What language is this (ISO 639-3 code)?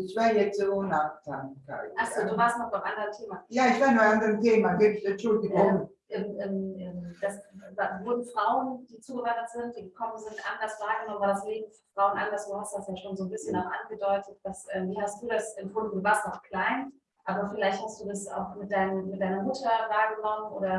deu